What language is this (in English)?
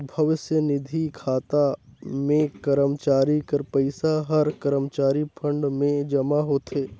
Chhattisgarhi